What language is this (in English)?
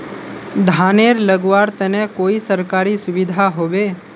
Magahi